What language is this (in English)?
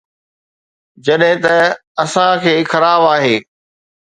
Sindhi